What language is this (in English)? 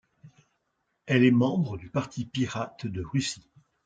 French